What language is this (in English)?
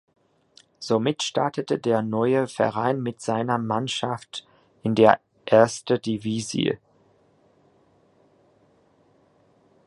German